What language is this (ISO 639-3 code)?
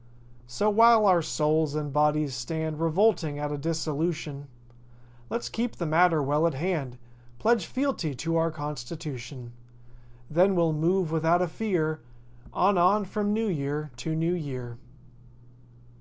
eng